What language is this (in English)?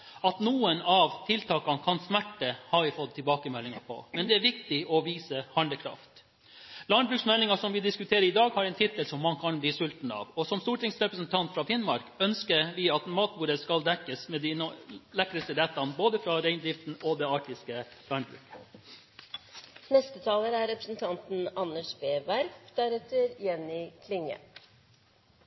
Norwegian Bokmål